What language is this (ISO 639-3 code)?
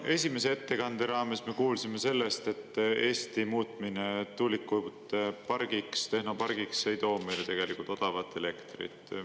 est